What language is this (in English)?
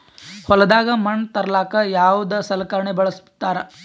Kannada